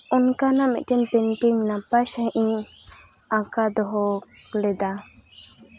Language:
Santali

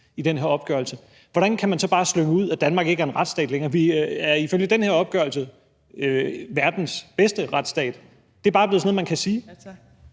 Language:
Danish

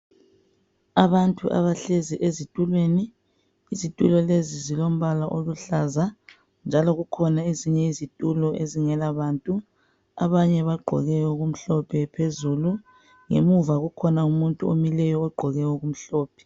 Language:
North Ndebele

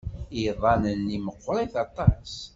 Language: Kabyle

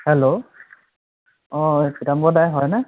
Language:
Assamese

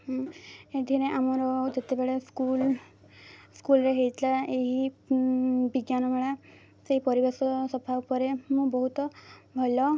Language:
Odia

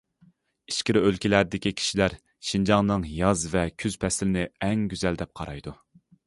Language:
Uyghur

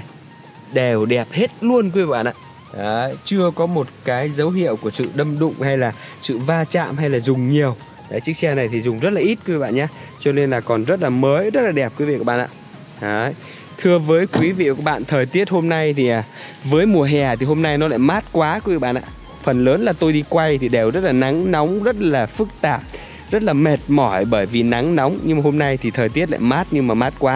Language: Vietnamese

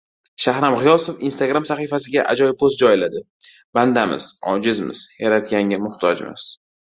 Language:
Uzbek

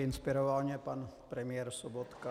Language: Czech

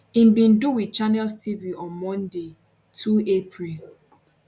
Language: Nigerian Pidgin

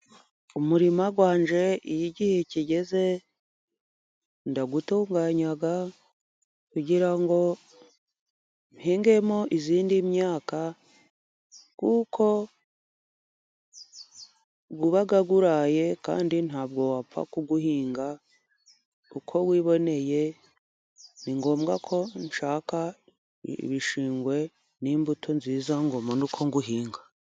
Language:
Kinyarwanda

